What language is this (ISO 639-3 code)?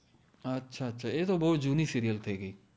guj